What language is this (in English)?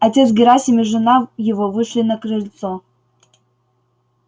Russian